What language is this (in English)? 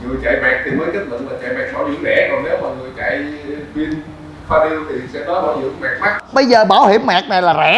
Vietnamese